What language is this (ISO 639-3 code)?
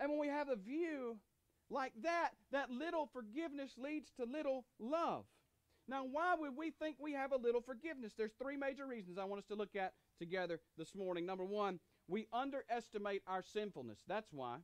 eng